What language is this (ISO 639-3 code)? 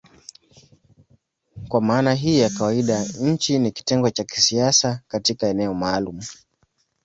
swa